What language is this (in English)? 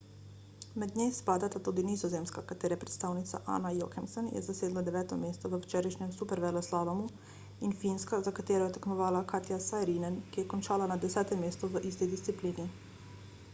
Slovenian